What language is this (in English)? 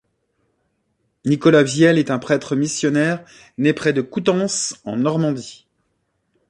French